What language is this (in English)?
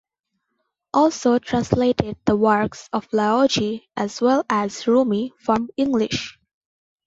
English